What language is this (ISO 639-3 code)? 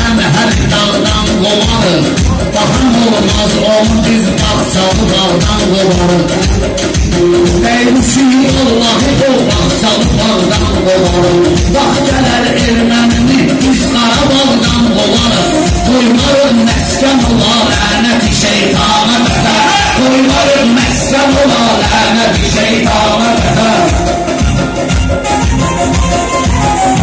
nld